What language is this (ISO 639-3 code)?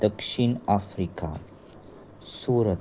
kok